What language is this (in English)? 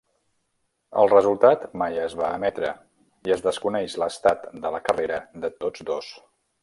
Catalan